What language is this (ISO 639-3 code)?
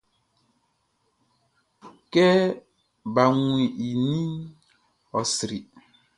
bci